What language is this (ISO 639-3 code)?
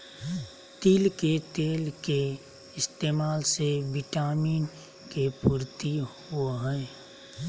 mag